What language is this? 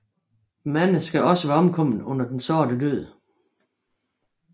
Danish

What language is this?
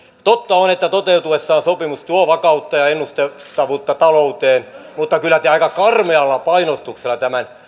Finnish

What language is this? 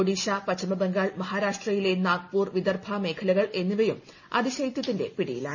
Malayalam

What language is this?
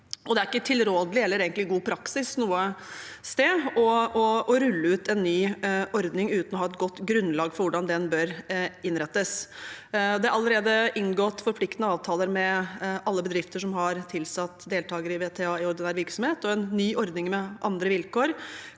Norwegian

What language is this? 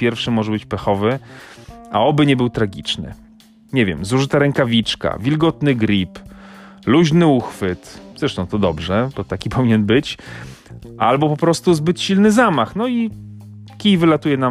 Polish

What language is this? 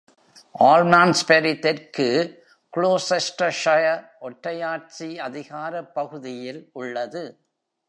Tamil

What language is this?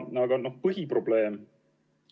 Estonian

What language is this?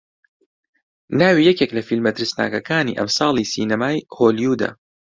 Central Kurdish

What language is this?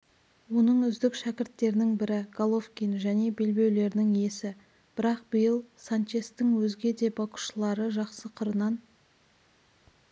Kazakh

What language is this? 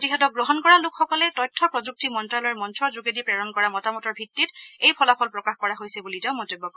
Assamese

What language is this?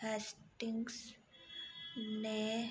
Dogri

